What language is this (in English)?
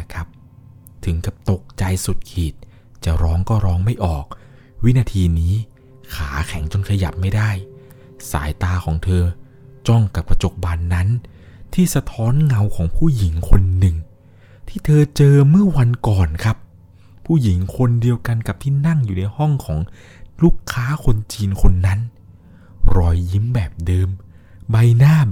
Thai